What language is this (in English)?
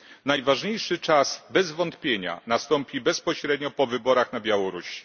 Polish